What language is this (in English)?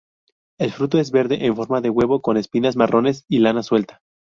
Spanish